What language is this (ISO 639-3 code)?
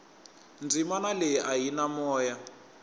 tso